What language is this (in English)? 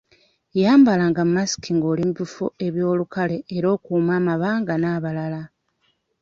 Ganda